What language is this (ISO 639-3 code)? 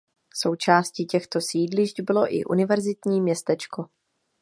ces